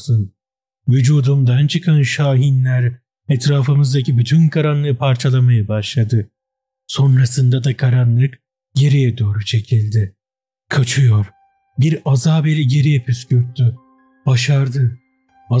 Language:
Turkish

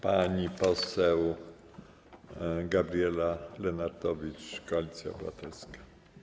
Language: Polish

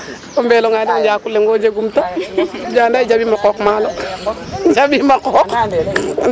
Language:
Serer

